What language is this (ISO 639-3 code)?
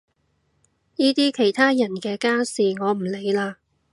yue